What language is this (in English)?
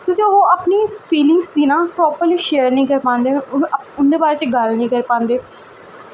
Dogri